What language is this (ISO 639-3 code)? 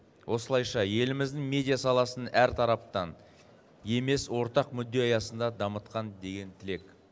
kaz